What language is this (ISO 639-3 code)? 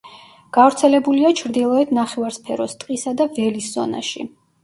kat